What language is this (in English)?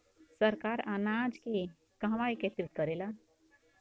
Bhojpuri